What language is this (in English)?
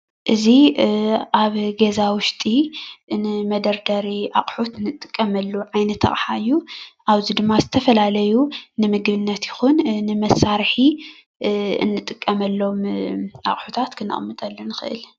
Tigrinya